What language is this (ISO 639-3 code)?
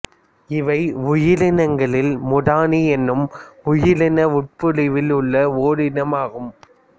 tam